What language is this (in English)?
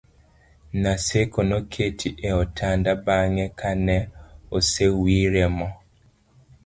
Luo (Kenya and Tanzania)